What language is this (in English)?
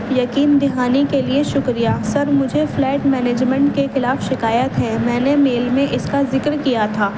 Urdu